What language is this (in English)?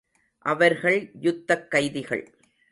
Tamil